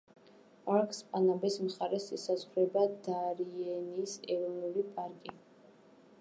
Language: Georgian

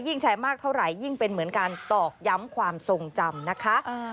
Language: Thai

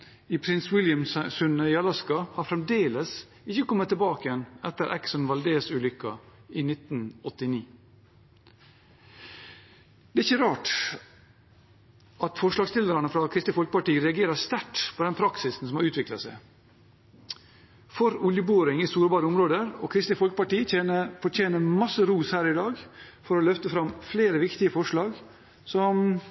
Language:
Norwegian Bokmål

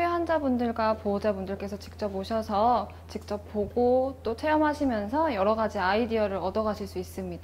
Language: Korean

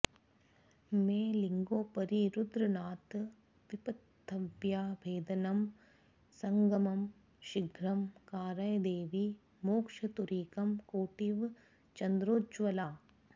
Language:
Sanskrit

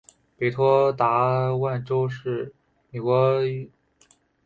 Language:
Chinese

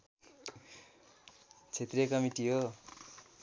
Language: Nepali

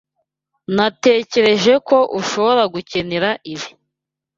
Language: Kinyarwanda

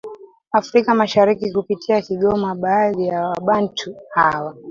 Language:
Swahili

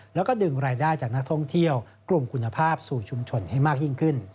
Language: Thai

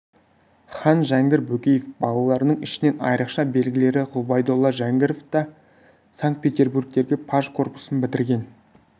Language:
Kazakh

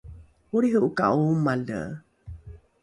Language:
Rukai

